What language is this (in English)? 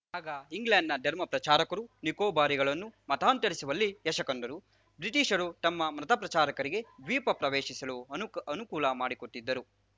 Kannada